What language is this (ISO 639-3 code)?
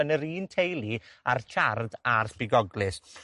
cym